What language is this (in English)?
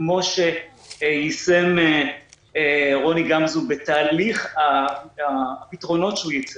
Hebrew